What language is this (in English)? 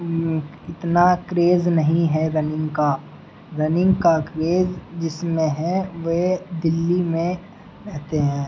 Urdu